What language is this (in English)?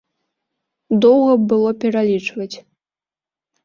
Belarusian